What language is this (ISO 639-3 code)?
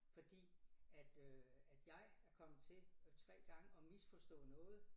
dan